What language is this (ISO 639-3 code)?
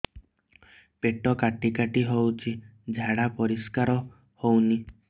ori